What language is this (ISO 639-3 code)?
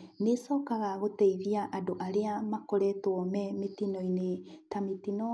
kik